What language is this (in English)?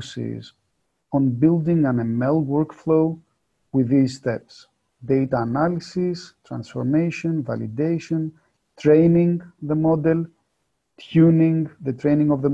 English